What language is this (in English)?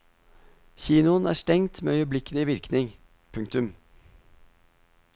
Norwegian